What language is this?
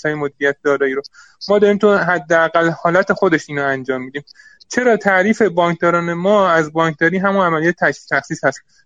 Persian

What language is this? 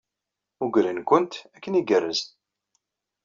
Kabyle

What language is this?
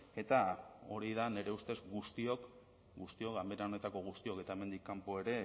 Basque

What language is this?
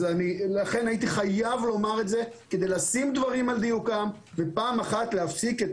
Hebrew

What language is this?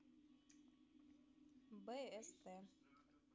Russian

